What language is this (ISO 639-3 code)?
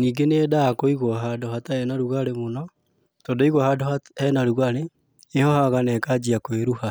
kik